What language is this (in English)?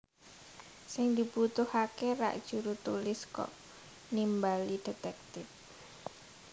Javanese